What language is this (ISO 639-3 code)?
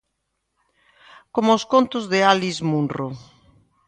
glg